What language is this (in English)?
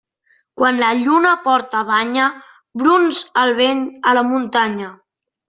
Catalan